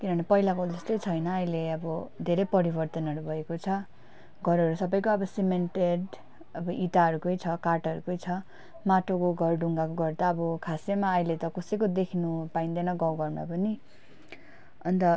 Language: Nepali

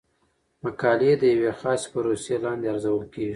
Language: Pashto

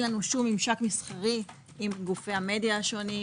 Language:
Hebrew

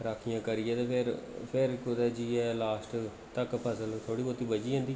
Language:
Dogri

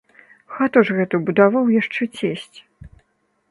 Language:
Belarusian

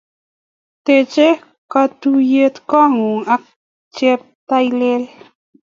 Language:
Kalenjin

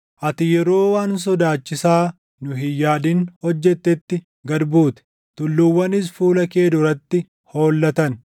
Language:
Oromo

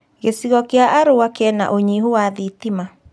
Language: Kikuyu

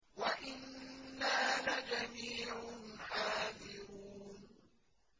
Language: Arabic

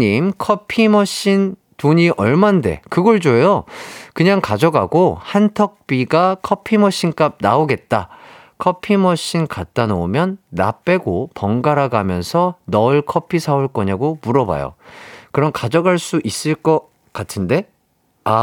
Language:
Korean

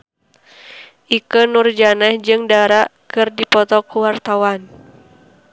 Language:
Sundanese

